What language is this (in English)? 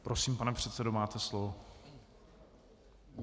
Czech